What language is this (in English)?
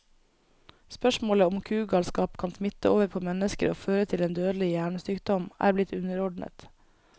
Norwegian